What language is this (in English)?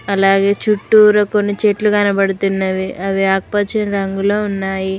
Telugu